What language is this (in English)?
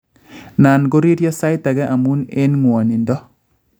Kalenjin